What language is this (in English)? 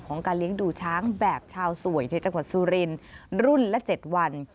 Thai